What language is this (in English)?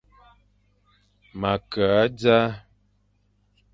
Fang